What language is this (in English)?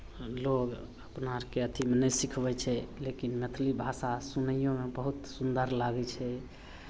Maithili